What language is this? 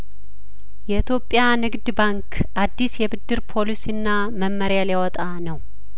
Amharic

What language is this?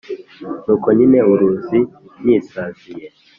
Kinyarwanda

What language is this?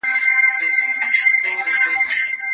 Pashto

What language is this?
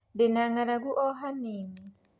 Kikuyu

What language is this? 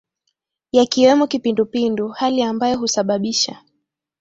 Swahili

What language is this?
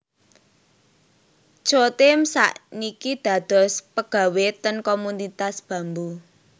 Javanese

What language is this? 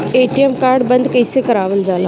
Bhojpuri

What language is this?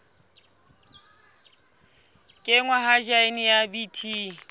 Southern Sotho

